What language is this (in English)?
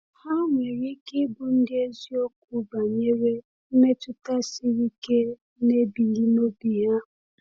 Igbo